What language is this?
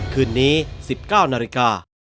Thai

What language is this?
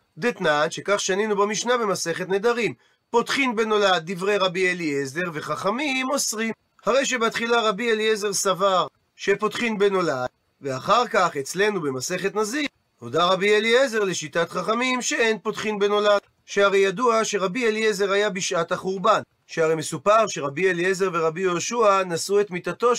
Hebrew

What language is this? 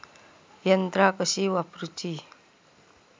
Marathi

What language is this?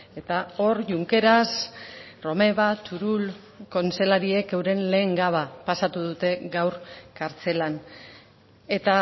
Basque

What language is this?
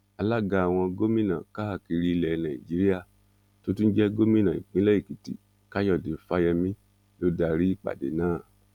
Yoruba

